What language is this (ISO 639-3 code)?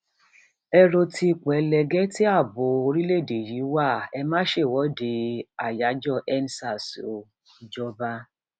yor